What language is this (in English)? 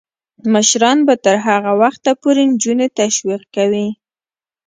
Pashto